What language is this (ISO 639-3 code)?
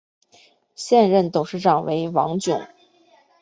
zho